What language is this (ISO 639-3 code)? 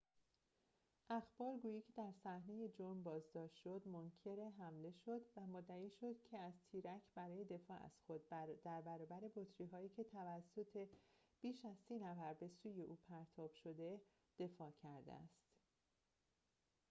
fas